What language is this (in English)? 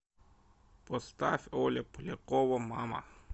Russian